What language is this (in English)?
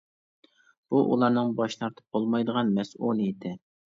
Uyghur